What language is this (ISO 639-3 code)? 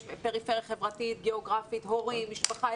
heb